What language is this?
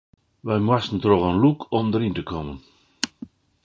Western Frisian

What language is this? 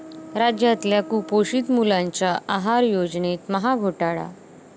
Marathi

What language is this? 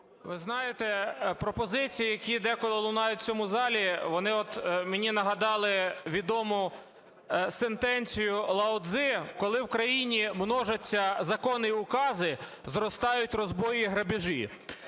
Ukrainian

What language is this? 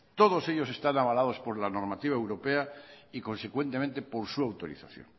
Spanish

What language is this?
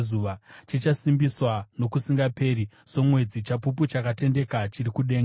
Shona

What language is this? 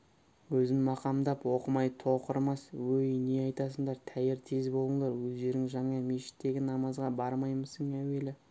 Kazakh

